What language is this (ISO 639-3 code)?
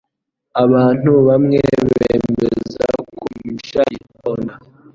kin